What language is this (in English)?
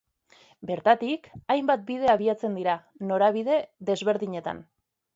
Basque